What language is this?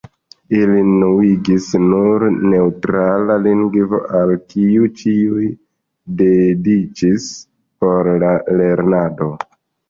Esperanto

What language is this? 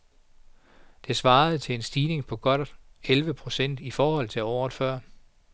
Danish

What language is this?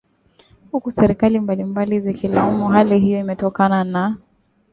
Swahili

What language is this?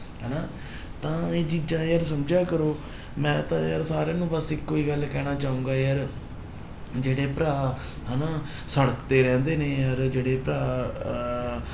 Punjabi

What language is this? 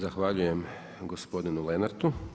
Croatian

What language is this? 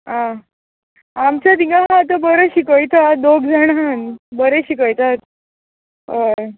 Konkani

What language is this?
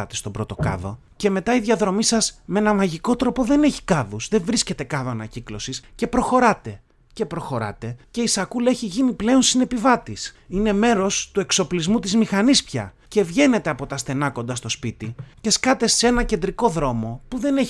Greek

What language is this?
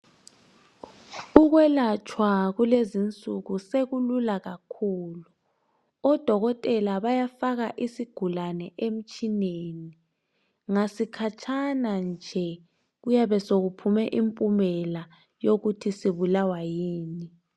North Ndebele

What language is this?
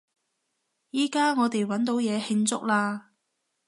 Cantonese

